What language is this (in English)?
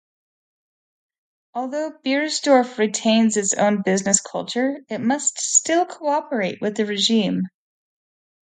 English